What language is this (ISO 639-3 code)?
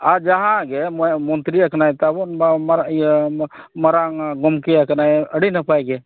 sat